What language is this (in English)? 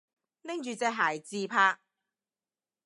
Cantonese